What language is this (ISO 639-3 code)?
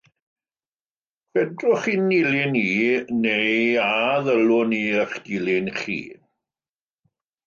cym